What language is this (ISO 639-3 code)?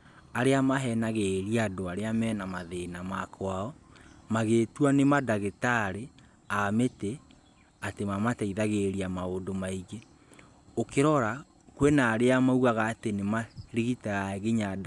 kik